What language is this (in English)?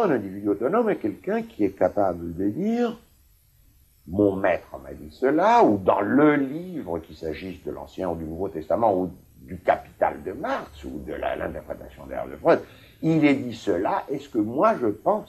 French